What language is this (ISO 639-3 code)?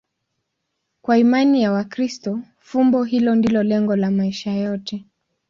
swa